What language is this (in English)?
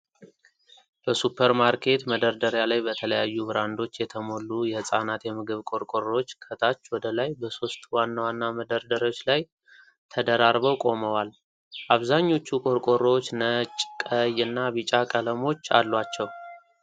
Amharic